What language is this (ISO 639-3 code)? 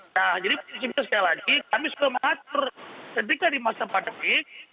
ind